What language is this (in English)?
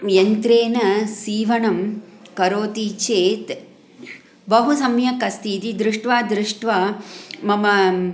Sanskrit